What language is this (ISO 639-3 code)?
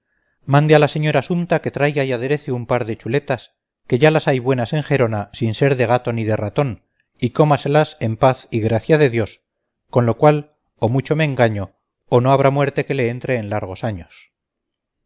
spa